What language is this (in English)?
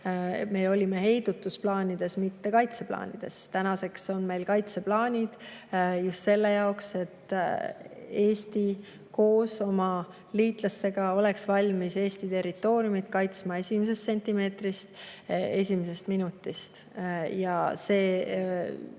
Estonian